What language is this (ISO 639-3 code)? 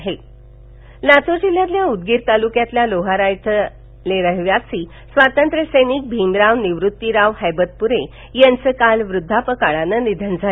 mar